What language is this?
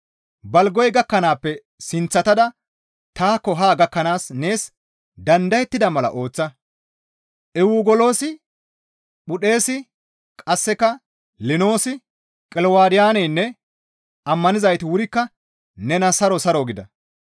Gamo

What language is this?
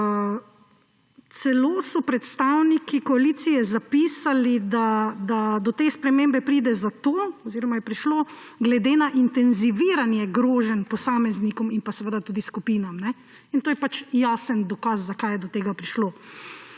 Slovenian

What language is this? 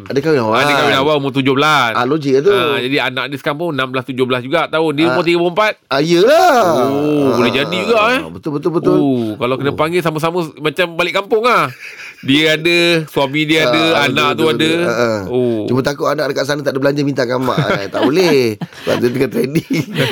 Malay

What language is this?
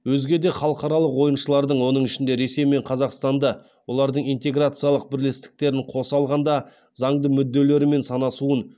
Kazakh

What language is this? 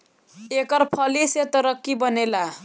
Bhojpuri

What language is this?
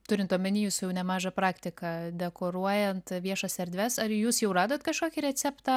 Lithuanian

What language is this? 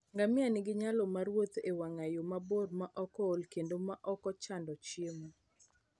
Luo (Kenya and Tanzania)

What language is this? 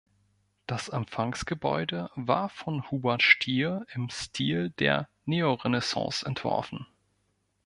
German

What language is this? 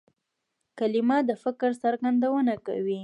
Pashto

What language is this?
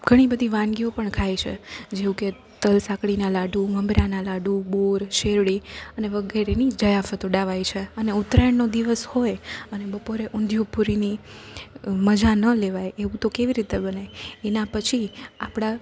Gujarati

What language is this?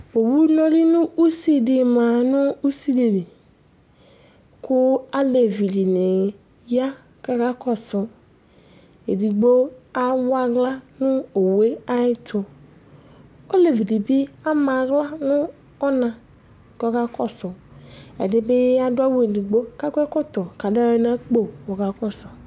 Ikposo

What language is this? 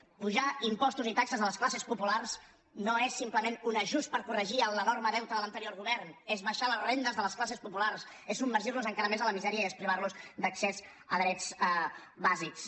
Catalan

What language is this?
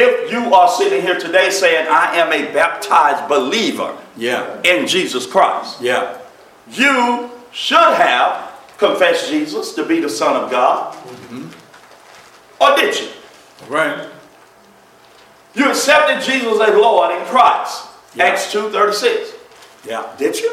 English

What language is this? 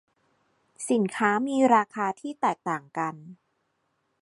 Thai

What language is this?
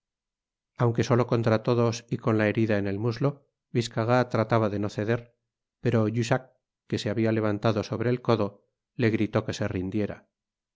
Spanish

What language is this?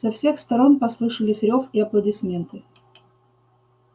Russian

